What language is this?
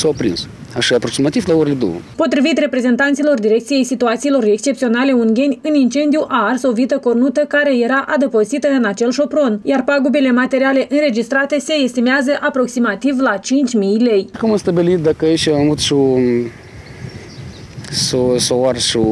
Romanian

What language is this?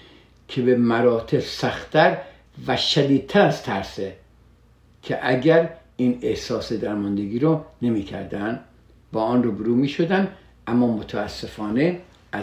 Persian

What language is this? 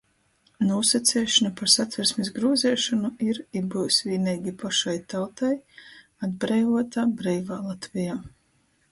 Latgalian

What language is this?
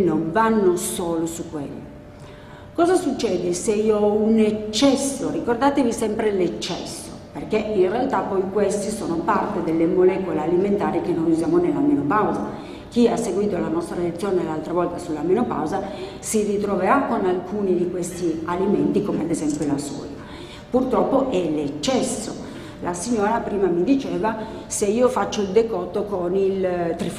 Italian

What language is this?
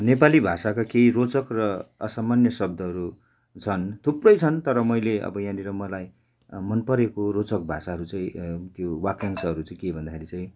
Nepali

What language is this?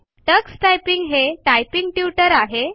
Marathi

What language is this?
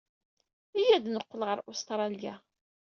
Kabyle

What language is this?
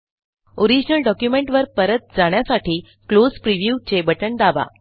Marathi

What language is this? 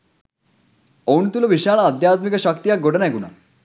Sinhala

